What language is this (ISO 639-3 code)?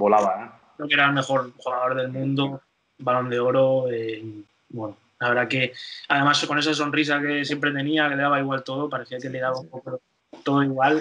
spa